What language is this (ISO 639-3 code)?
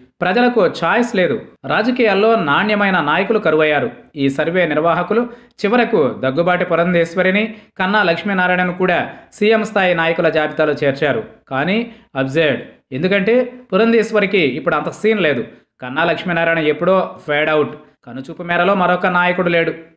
hin